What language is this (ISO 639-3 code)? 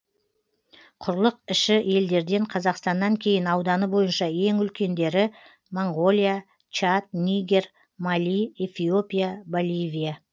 kaz